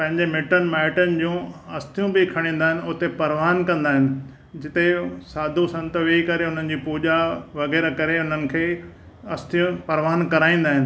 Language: Sindhi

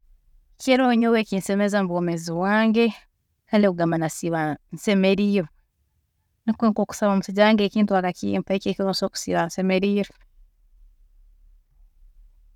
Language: Tooro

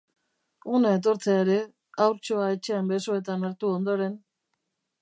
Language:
Basque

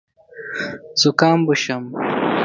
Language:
Pashto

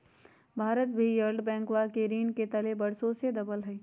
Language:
Magahi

